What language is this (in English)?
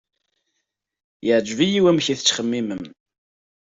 Kabyle